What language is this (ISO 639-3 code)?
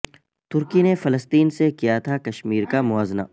urd